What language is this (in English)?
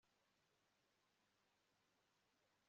Kinyarwanda